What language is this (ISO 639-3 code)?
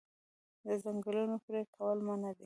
pus